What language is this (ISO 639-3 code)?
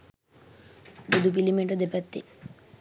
sin